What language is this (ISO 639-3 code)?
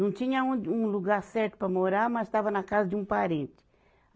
por